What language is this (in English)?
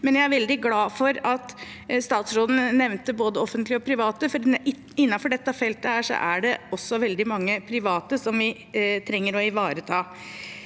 Norwegian